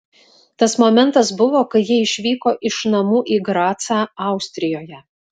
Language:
Lithuanian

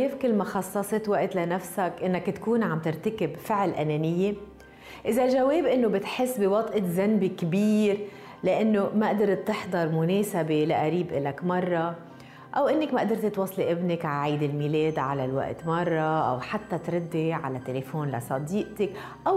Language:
Arabic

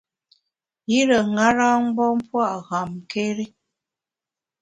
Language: Bamun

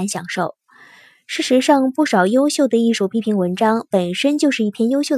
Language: Chinese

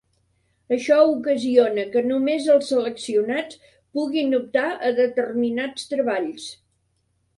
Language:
Catalan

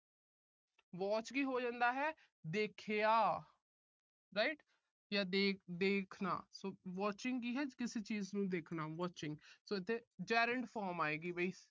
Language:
Punjabi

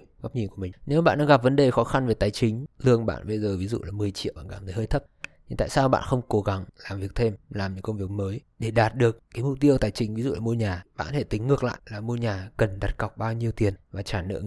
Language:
Vietnamese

